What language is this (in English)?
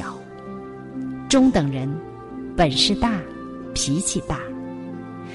Chinese